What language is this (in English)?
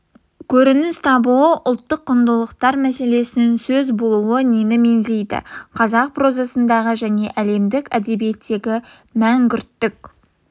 Kazakh